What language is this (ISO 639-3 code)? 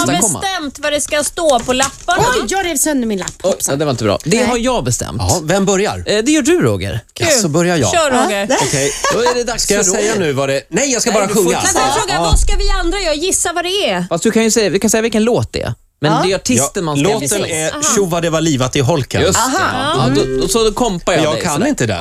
swe